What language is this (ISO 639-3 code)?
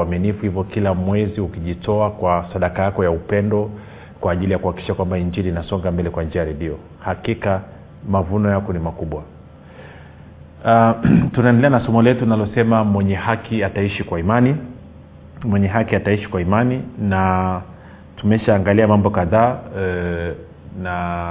swa